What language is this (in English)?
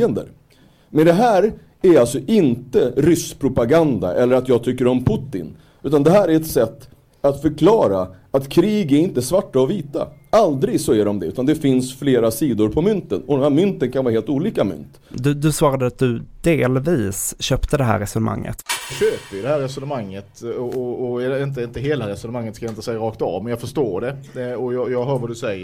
Swedish